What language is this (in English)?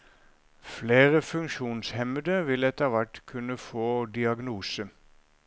Norwegian